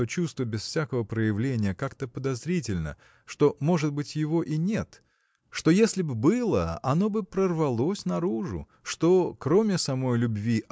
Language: Russian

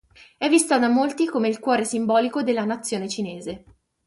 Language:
Italian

